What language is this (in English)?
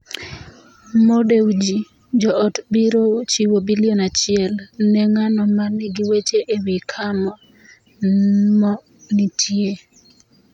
Luo (Kenya and Tanzania)